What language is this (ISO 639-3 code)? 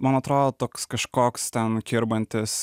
lit